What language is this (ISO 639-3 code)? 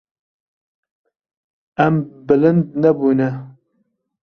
kur